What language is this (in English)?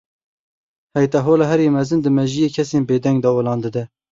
Kurdish